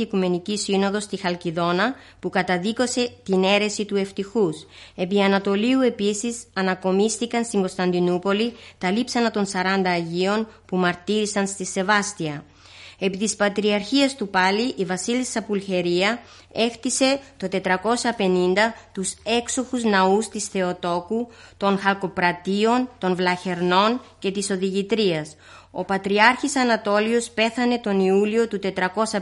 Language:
Greek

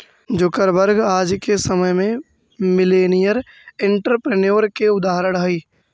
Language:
Magahi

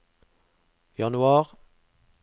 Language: Norwegian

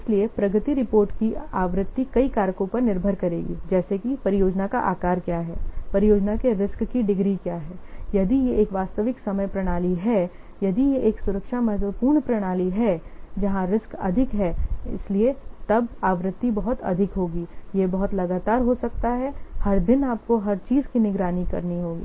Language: Hindi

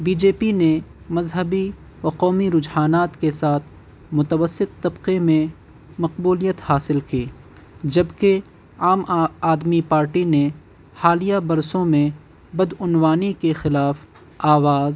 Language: Urdu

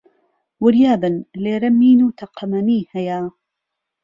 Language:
Central Kurdish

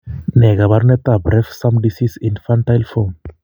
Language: Kalenjin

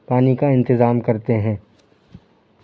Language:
Urdu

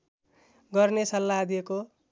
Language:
Nepali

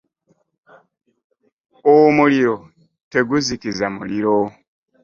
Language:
Ganda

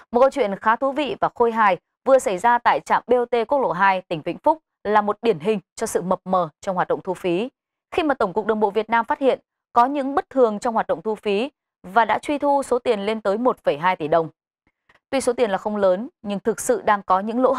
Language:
Vietnamese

